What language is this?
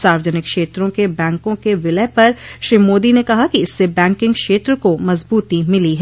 Hindi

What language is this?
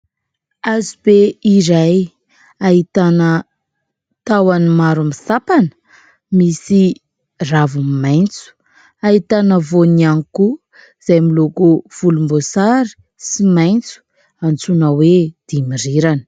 Malagasy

